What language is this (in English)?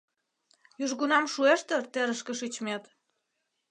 Mari